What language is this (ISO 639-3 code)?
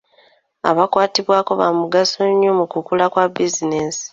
lug